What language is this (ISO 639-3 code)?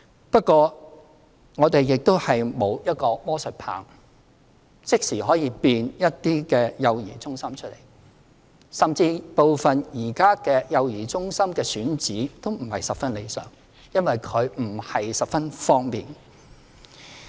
yue